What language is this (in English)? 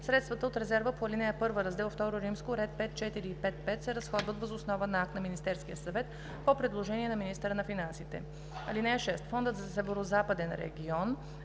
Bulgarian